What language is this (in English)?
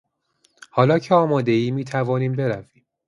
Persian